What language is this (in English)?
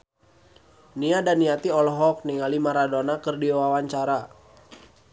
Sundanese